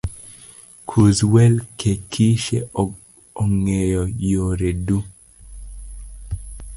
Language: Luo (Kenya and Tanzania)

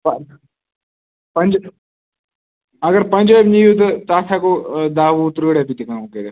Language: Kashmiri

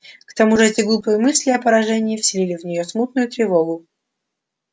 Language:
Russian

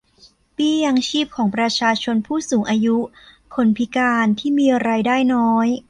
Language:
Thai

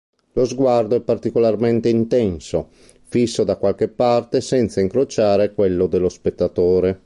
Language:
Italian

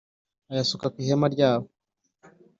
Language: Kinyarwanda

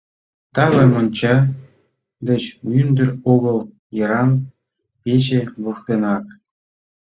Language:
Mari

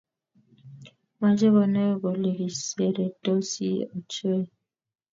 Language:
Kalenjin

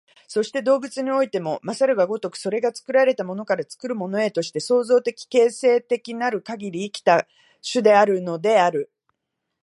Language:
Japanese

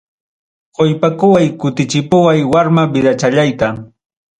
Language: Ayacucho Quechua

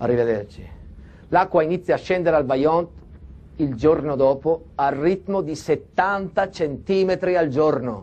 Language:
Italian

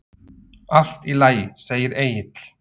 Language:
Icelandic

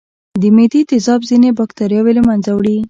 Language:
Pashto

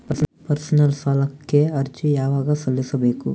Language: Kannada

